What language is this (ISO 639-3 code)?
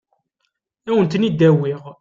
kab